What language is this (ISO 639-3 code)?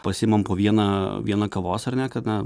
lit